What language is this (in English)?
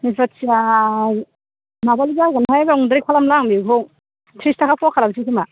Bodo